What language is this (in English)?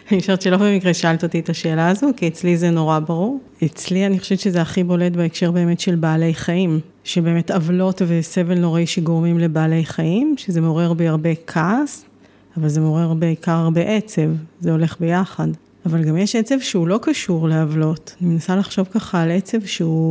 Hebrew